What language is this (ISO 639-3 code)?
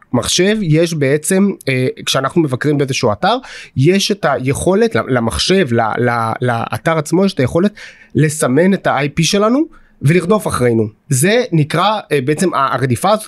heb